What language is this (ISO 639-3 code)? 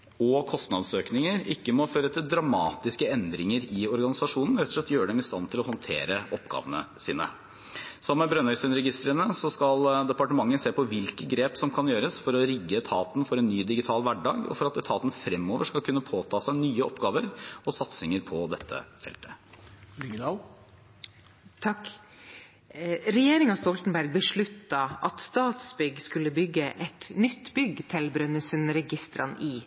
nob